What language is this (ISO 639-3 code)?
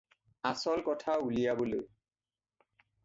asm